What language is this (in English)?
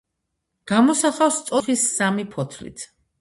Georgian